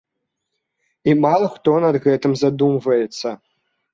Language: Belarusian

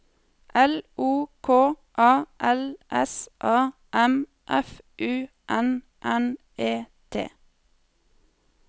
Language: Norwegian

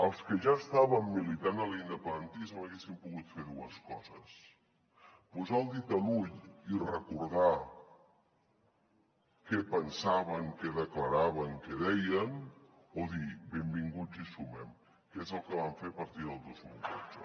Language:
Catalan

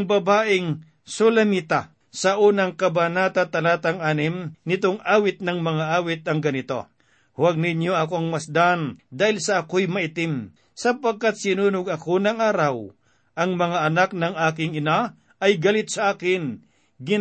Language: Filipino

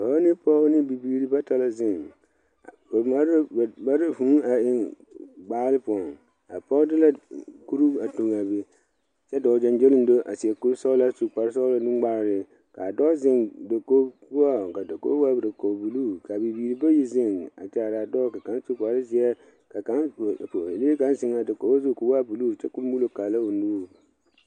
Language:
Southern Dagaare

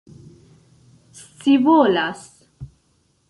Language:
Esperanto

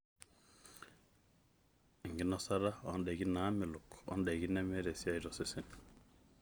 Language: Masai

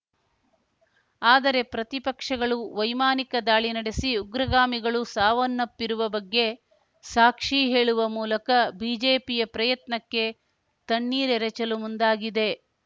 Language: Kannada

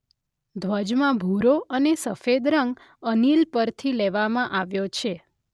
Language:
Gujarati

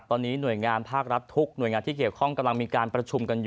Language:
Thai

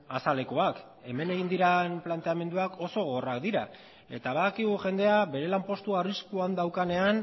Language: Basque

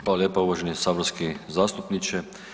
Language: Croatian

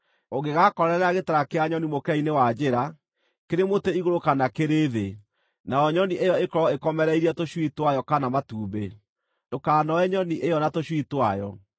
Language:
Kikuyu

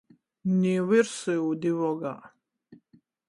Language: Latgalian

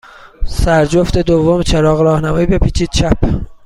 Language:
Persian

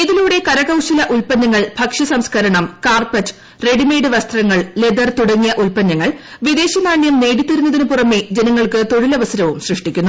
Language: Malayalam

